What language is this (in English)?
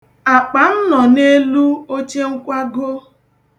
Igbo